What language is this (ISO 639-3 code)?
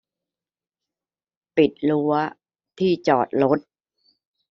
tha